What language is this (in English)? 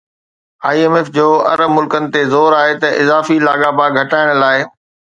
Sindhi